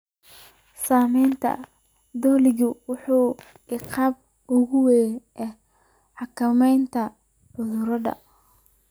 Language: Somali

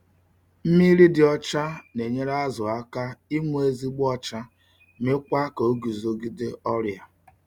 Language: Igbo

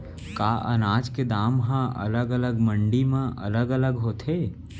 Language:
Chhattisgarhi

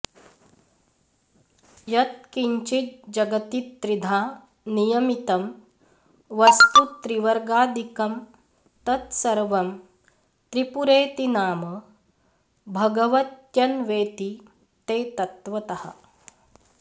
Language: Sanskrit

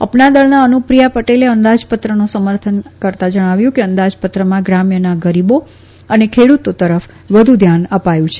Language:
Gujarati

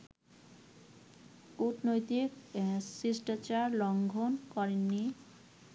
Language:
Bangla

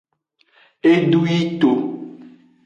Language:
Aja (Benin)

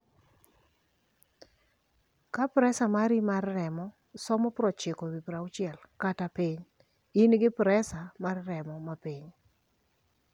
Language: Luo (Kenya and Tanzania)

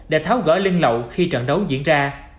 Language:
Vietnamese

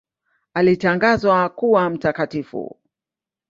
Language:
Swahili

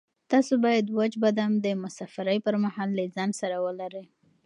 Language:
Pashto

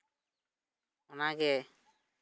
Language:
Santali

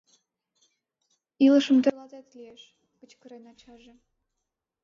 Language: Mari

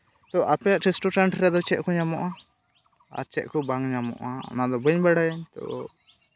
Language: Santali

